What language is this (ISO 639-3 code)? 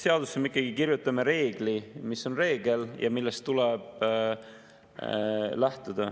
est